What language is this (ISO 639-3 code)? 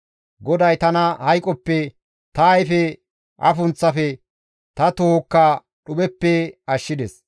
gmv